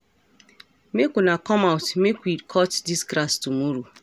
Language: Nigerian Pidgin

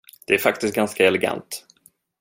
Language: Swedish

